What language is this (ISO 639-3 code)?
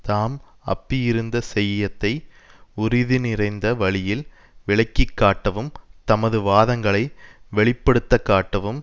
tam